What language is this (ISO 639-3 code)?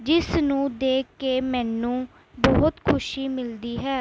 pan